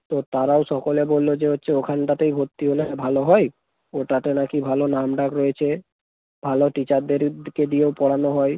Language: Bangla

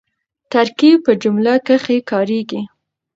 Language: Pashto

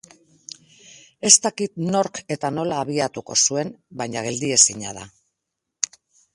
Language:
Basque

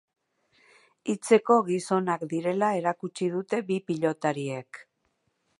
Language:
Basque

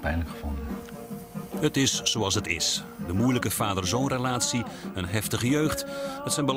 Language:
Dutch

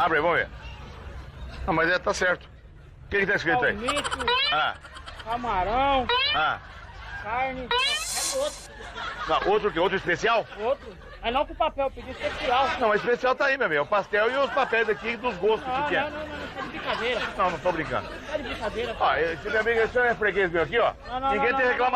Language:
Portuguese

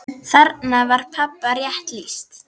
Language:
Icelandic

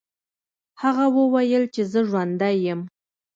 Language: Pashto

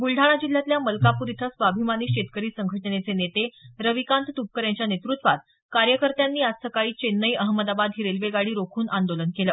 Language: Marathi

